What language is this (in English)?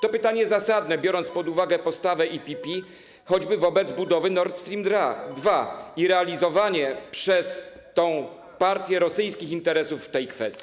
Polish